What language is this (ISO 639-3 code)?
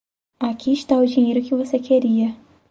por